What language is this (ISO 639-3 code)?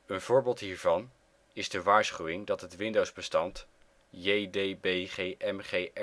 nld